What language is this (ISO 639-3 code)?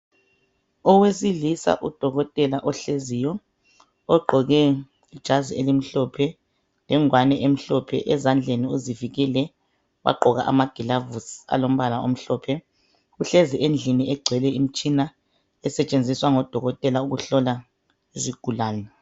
nde